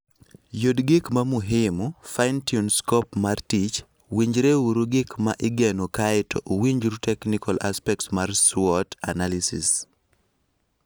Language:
Luo (Kenya and Tanzania)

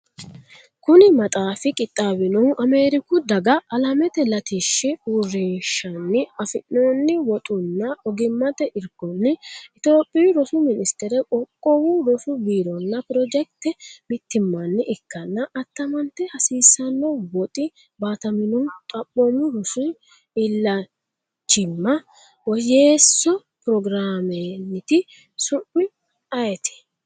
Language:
Sidamo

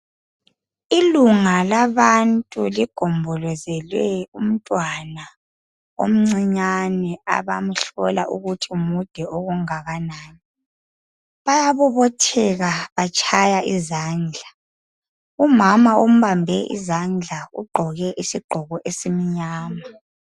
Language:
North Ndebele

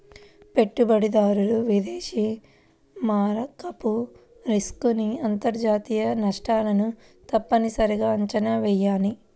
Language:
Telugu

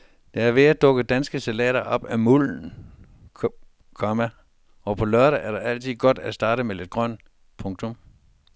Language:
Danish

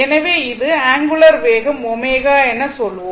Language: Tamil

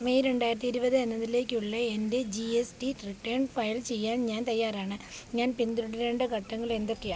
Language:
Malayalam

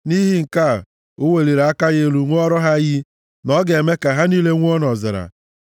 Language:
Igbo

